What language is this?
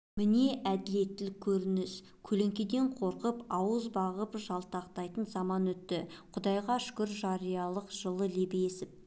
Kazakh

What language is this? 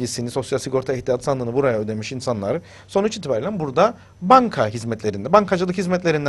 Turkish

